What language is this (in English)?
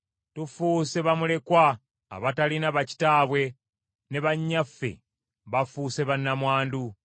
Ganda